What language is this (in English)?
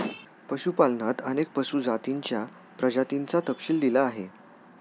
Marathi